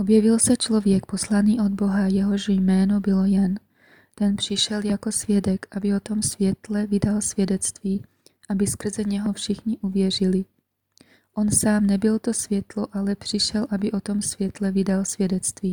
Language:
Czech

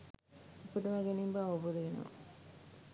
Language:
Sinhala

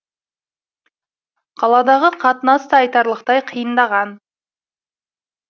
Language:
Kazakh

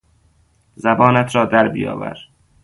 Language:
Persian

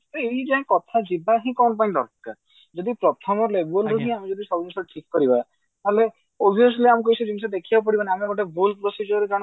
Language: Odia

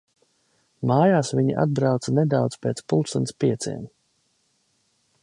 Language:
Latvian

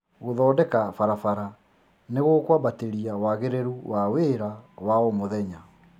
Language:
Kikuyu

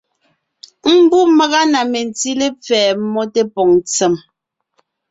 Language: Ngiemboon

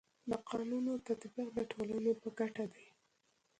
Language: Pashto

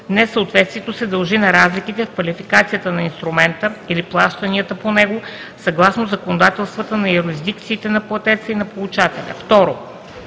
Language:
Bulgarian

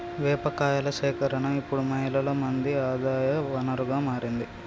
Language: Telugu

